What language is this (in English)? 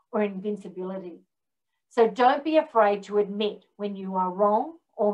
English